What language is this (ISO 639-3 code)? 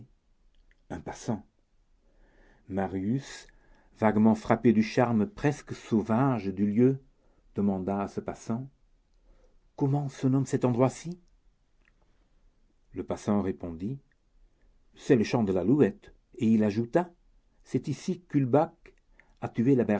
fra